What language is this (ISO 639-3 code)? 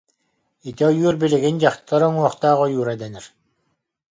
sah